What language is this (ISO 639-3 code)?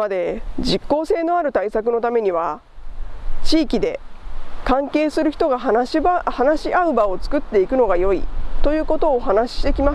jpn